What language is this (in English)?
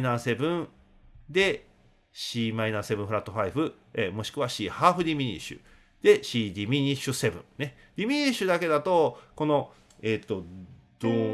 Japanese